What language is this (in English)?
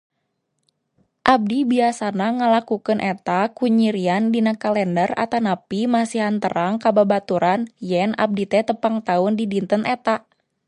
Sundanese